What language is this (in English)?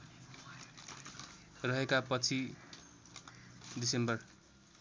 Nepali